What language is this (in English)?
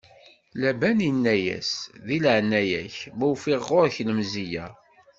Kabyle